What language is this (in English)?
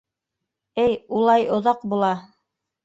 Bashkir